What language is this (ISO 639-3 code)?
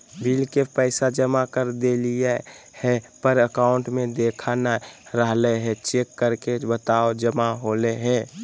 mag